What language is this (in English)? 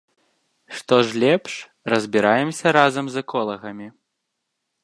Belarusian